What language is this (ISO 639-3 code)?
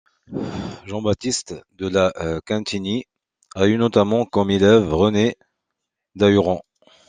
fra